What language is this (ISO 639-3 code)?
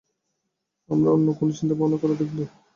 ben